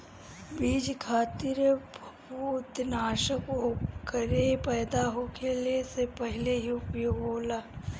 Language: Bhojpuri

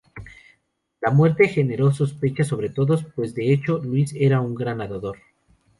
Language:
Spanish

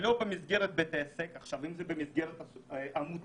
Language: Hebrew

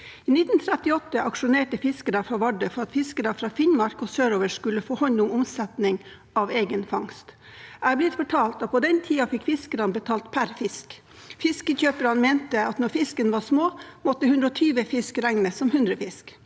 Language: Norwegian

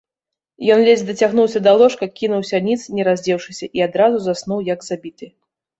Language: Belarusian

